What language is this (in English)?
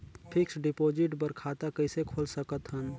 Chhattisgarhi